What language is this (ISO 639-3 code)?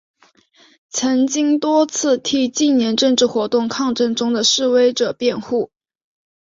zho